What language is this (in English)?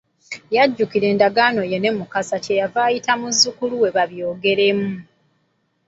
Ganda